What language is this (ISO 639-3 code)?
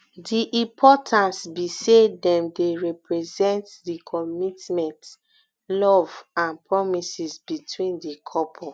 pcm